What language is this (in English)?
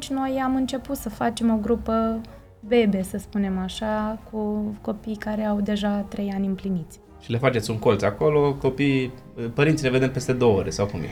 Romanian